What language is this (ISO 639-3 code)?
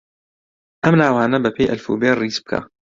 ckb